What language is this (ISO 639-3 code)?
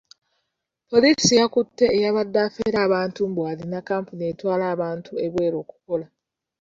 lug